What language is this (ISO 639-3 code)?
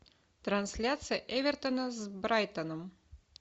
rus